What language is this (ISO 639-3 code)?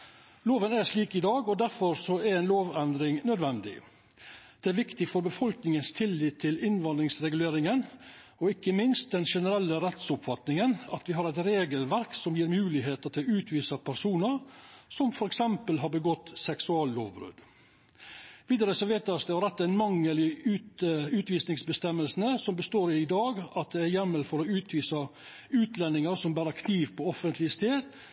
nno